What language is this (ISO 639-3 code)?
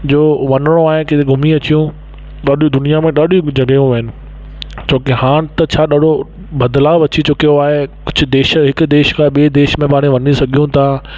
snd